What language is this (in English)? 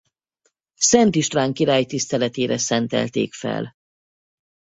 Hungarian